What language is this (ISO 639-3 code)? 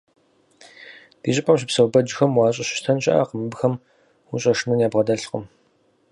kbd